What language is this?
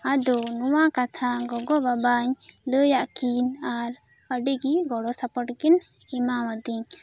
Santali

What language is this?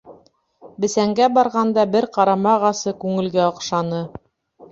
Bashkir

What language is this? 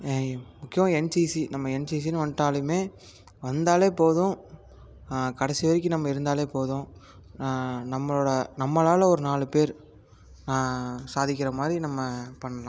Tamil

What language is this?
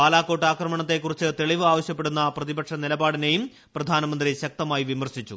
Malayalam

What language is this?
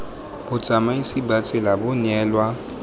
Tswana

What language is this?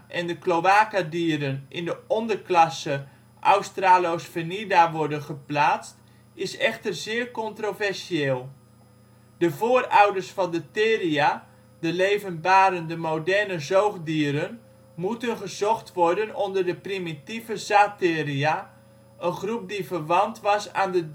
Dutch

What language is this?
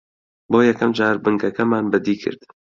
Central Kurdish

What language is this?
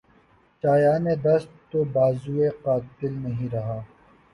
Urdu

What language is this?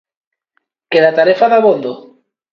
Galician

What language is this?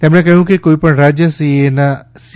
Gujarati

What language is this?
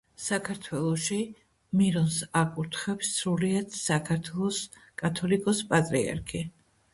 Georgian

